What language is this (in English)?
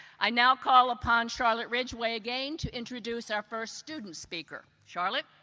English